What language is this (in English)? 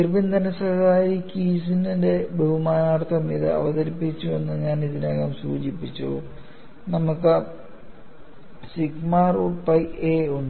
Malayalam